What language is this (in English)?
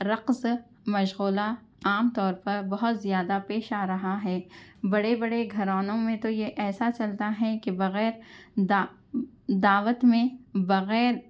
Urdu